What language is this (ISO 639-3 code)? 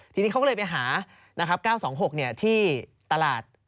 tha